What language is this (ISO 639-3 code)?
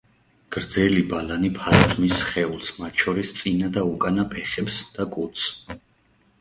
kat